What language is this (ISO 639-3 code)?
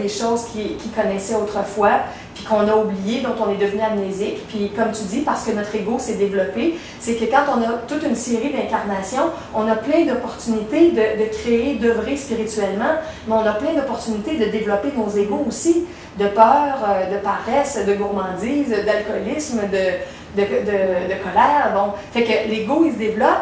fra